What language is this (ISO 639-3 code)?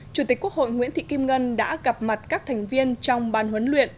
vie